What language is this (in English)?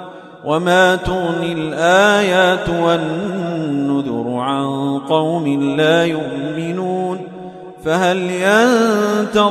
Arabic